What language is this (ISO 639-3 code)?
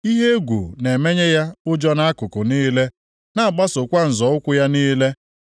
ibo